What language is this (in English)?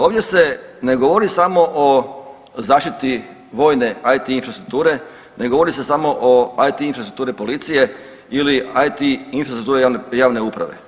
Croatian